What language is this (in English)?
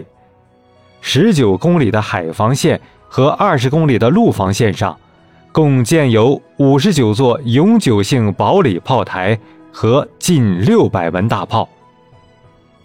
Chinese